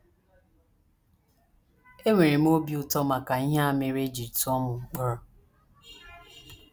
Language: Igbo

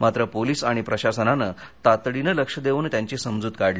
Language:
Marathi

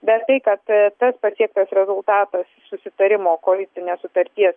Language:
Lithuanian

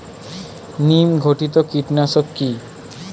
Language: Bangla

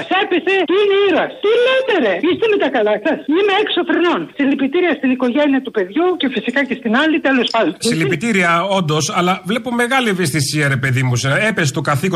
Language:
Greek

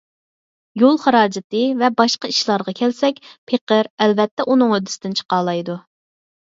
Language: Uyghur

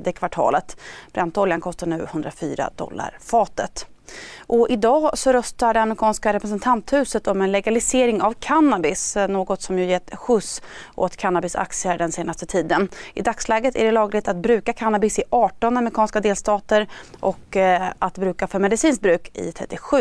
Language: Swedish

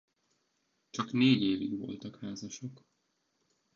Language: Hungarian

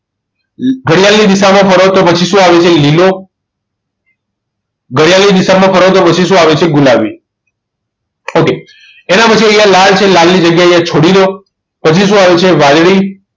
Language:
Gujarati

